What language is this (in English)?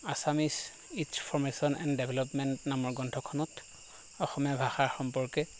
Assamese